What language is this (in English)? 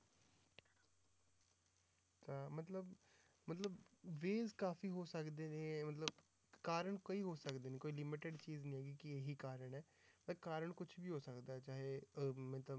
Punjabi